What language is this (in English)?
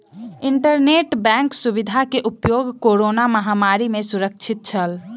Maithili